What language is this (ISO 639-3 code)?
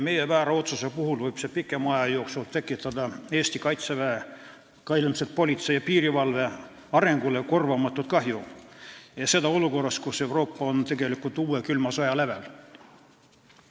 est